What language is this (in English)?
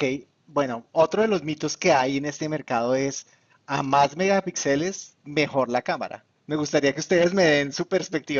Spanish